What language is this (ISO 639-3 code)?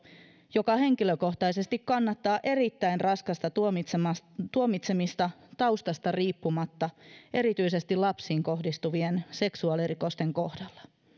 fin